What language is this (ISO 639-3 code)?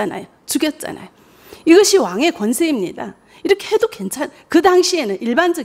kor